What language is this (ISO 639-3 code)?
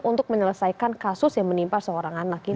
ind